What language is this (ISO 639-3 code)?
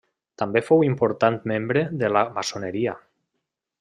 cat